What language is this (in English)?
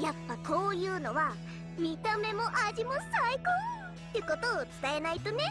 Japanese